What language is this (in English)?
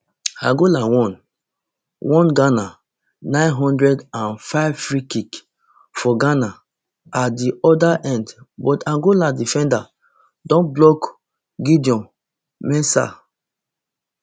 Nigerian Pidgin